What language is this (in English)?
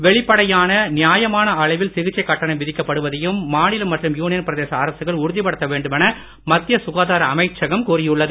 Tamil